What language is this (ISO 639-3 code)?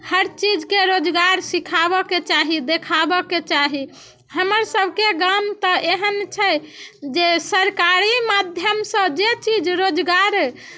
mai